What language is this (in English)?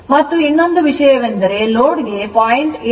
Kannada